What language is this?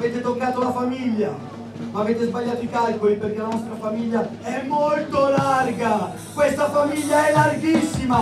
Italian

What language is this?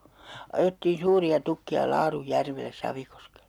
Finnish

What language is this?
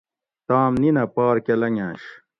Gawri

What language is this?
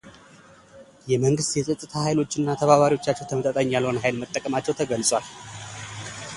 Amharic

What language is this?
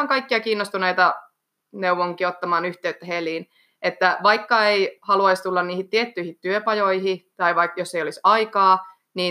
Finnish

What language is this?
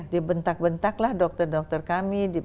Indonesian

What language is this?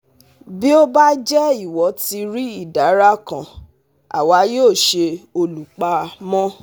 Yoruba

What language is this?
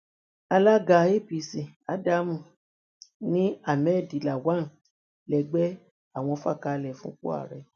Yoruba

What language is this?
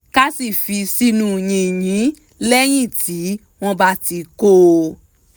Yoruba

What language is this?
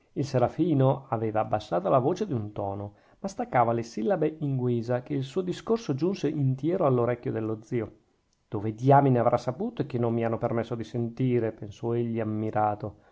Italian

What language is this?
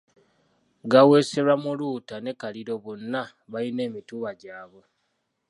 Ganda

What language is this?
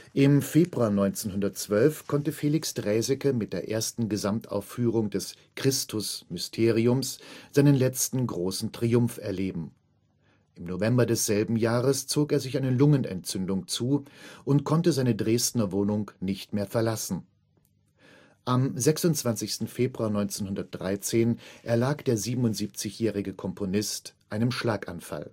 German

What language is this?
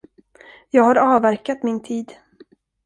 Swedish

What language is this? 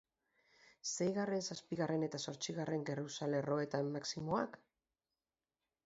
Basque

